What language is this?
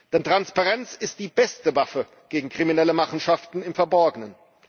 German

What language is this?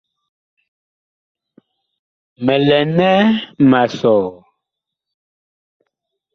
Bakoko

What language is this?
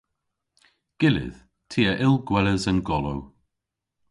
Cornish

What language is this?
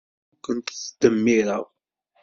Kabyle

